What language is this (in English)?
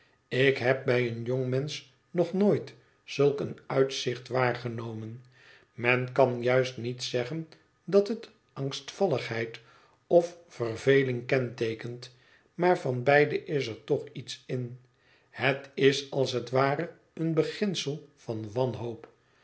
Dutch